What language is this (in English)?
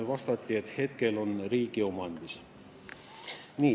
Estonian